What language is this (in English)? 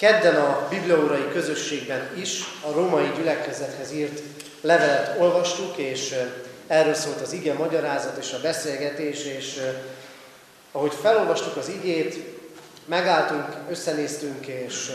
Hungarian